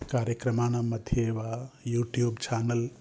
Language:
Sanskrit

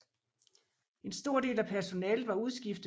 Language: Danish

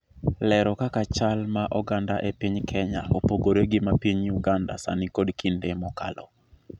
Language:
Luo (Kenya and Tanzania)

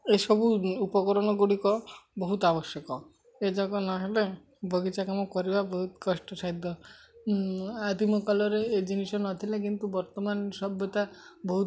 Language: Odia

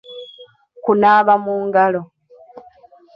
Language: Ganda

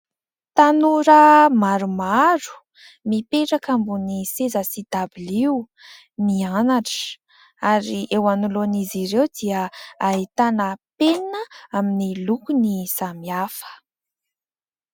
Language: Malagasy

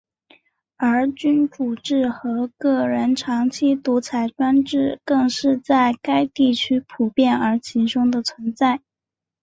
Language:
Chinese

